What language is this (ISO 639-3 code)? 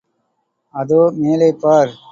tam